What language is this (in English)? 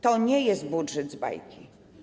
Polish